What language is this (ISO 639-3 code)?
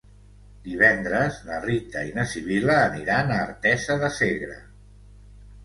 cat